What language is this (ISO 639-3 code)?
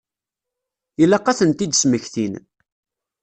kab